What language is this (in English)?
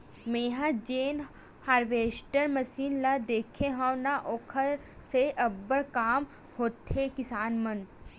Chhattisgarhi